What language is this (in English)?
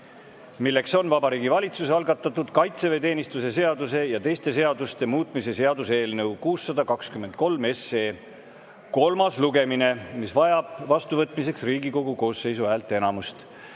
Estonian